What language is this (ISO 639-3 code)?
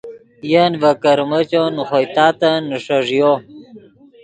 ydg